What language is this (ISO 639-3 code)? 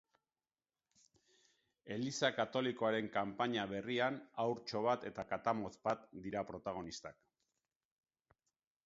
eus